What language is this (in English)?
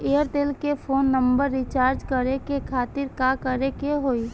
Bhojpuri